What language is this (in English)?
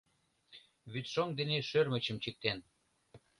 Mari